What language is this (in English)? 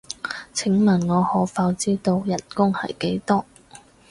Cantonese